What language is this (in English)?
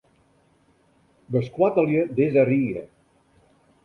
Western Frisian